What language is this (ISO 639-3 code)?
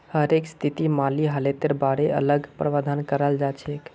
mag